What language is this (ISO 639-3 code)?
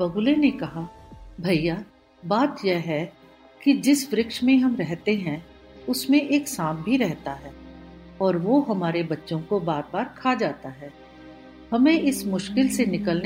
hin